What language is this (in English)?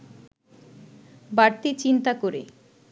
Bangla